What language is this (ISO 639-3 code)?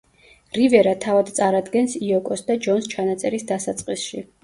kat